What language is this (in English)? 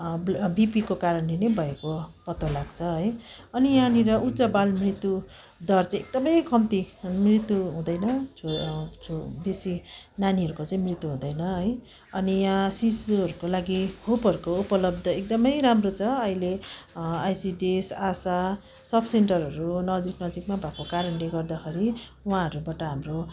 Nepali